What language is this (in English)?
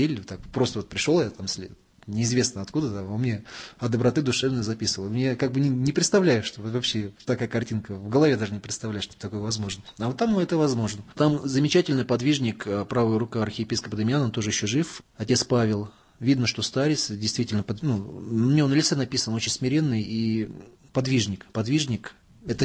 Russian